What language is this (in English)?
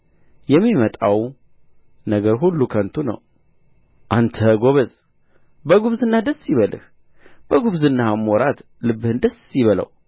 Amharic